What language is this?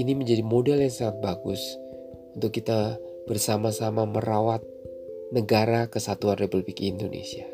Indonesian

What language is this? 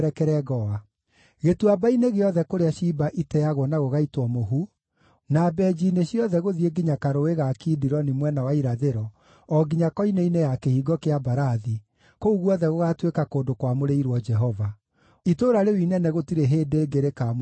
Kikuyu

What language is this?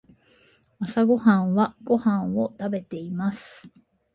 Japanese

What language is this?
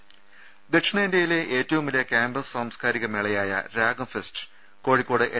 Malayalam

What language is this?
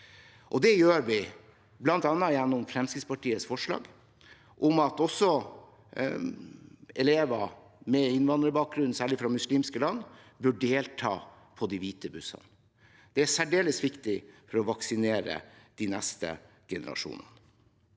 Norwegian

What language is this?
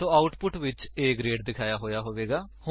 Punjabi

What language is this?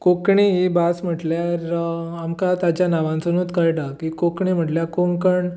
Konkani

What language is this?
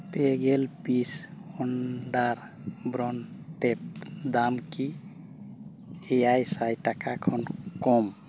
Santali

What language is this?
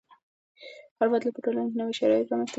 Pashto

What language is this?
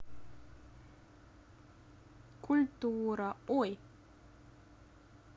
Russian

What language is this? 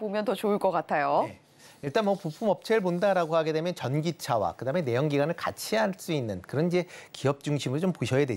Korean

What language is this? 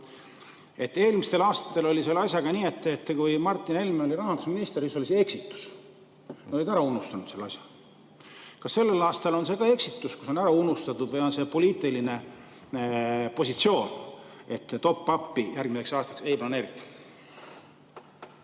Estonian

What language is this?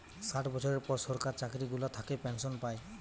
Bangla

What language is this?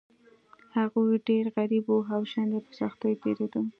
Pashto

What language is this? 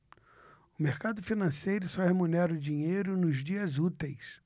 Portuguese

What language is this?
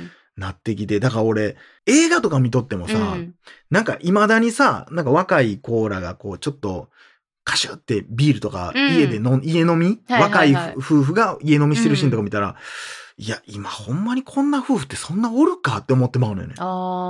Japanese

